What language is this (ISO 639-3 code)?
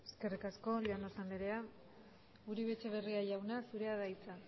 eus